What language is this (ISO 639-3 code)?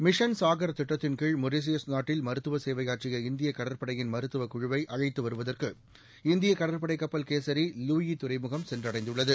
tam